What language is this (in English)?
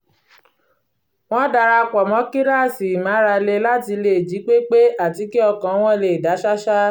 Yoruba